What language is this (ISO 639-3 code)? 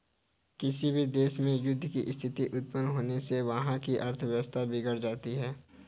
hin